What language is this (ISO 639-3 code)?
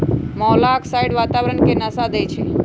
mag